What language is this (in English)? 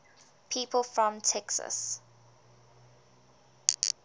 English